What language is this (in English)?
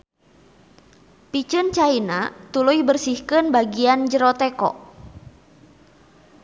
Sundanese